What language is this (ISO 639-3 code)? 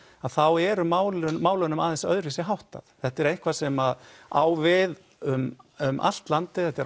isl